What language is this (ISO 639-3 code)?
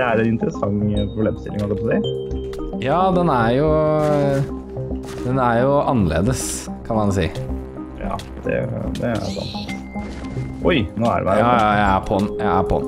nor